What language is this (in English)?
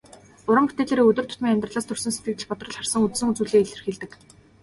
Mongolian